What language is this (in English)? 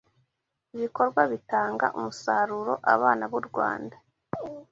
Kinyarwanda